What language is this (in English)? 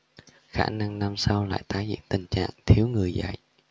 Vietnamese